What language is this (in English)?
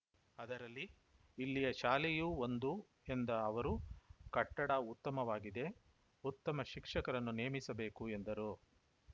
Kannada